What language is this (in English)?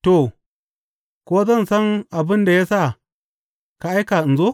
Hausa